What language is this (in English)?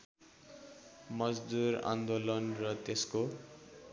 Nepali